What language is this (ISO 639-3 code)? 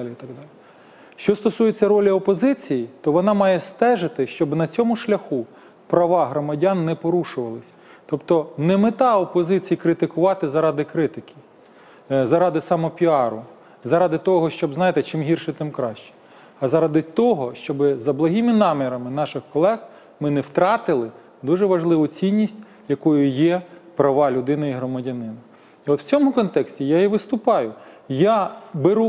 ukr